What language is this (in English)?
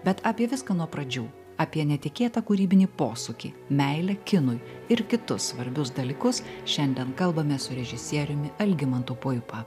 Lithuanian